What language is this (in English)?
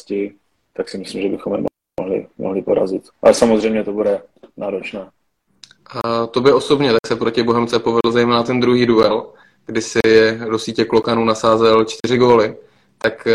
Czech